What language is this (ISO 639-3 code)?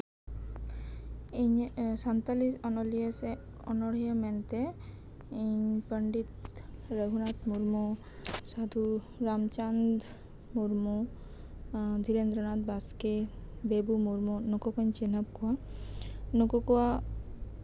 sat